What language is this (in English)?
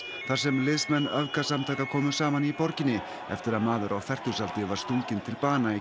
Icelandic